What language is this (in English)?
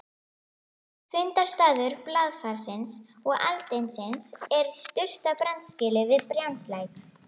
Icelandic